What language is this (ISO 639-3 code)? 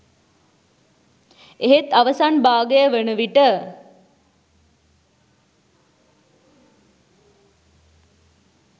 sin